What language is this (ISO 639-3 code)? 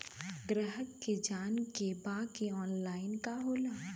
bho